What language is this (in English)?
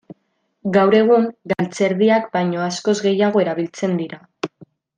Basque